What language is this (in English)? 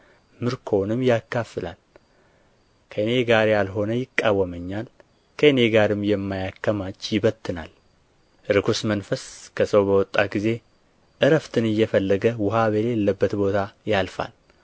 Amharic